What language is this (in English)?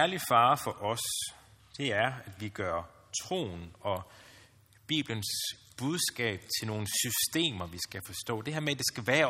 Danish